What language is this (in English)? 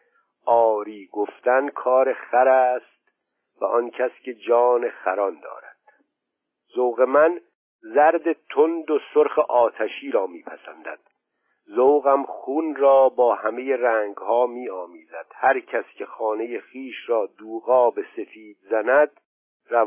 Persian